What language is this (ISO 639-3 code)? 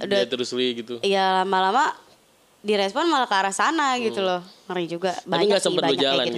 ind